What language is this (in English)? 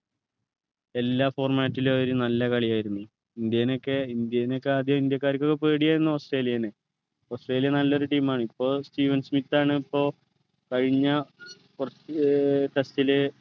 Malayalam